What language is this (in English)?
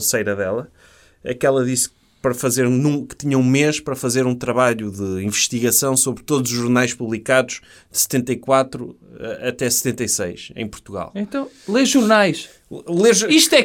Portuguese